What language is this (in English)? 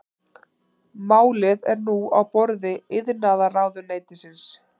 Icelandic